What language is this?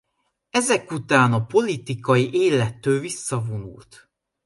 Hungarian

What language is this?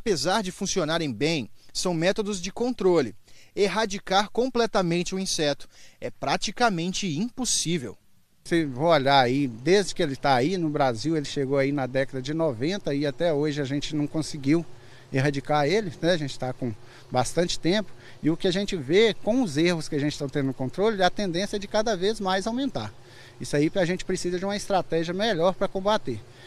Portuguese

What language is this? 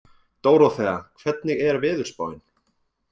Icelandic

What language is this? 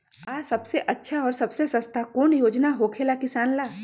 Magahi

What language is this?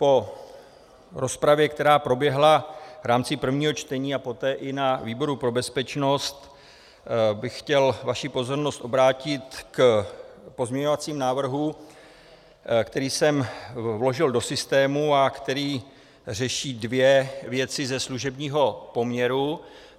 Czech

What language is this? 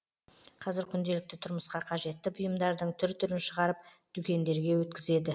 Kazakh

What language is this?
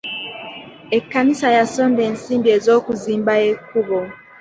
Ganda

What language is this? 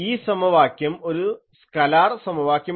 Malayalam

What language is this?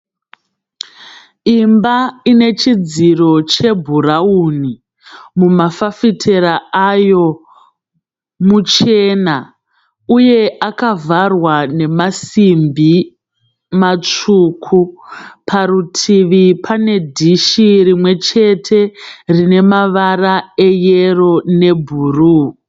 Shona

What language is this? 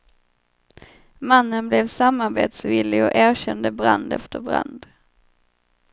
Swedish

